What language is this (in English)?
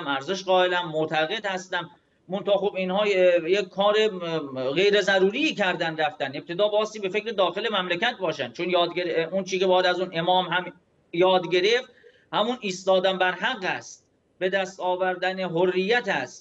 Persian